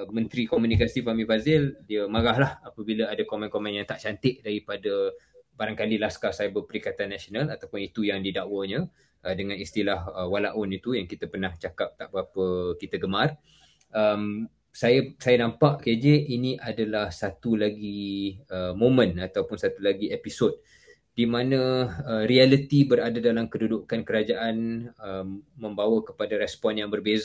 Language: Malay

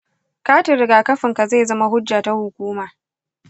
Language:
Hausa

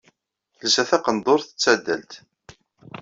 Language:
Kabyle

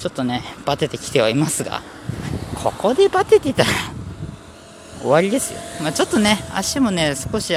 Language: Japanese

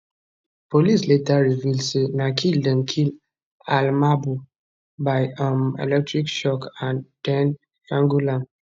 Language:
Nigerian Pidgin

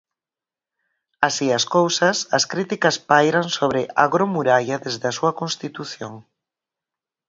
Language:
Galician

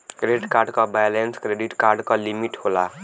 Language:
Bhojpuri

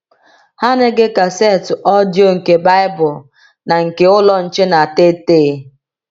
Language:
Igbo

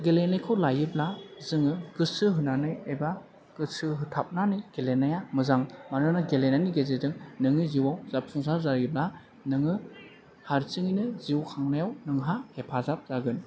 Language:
Bodo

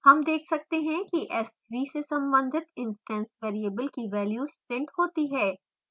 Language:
Hindi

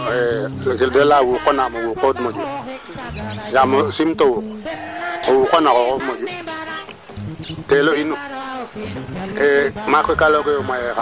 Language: Serer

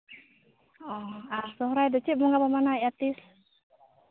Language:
Santali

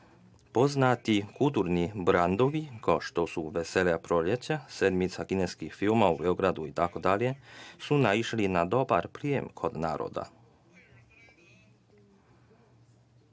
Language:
Serbian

